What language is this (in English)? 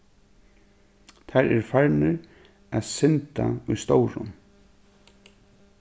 Faroese